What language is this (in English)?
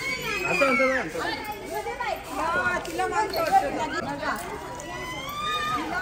Marathi